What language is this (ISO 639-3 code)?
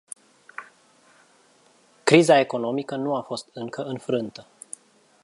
ron